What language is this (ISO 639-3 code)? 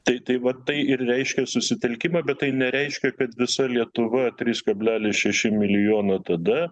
lit